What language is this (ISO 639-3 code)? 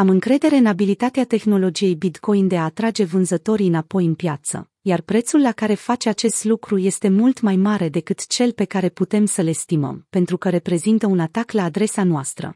ron